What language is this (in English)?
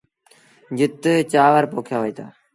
Sindhi Bhil